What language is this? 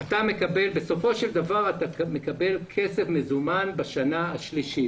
Hebrew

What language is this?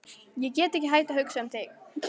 Icelandic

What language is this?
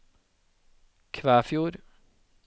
Norwegian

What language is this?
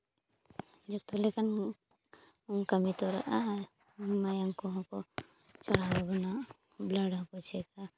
Santali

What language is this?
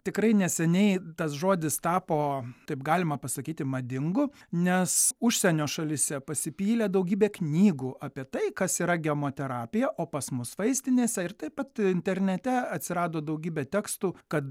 Lithuanian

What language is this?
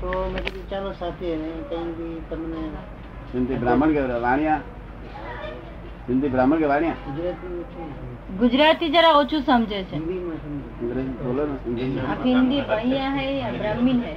Gujarati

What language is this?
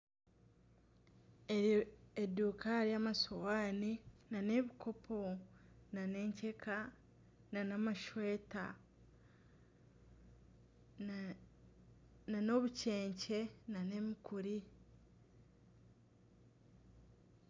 Nyankole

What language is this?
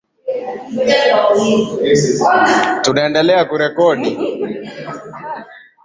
Swahili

